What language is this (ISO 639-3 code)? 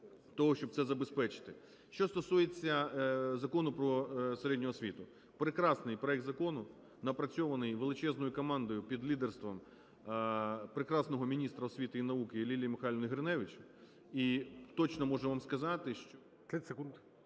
ukr